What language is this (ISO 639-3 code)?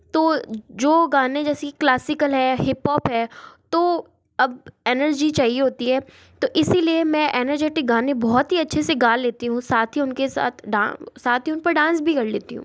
hin